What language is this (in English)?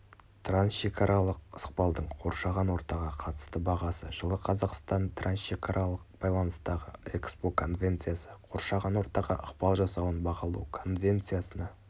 Kazakh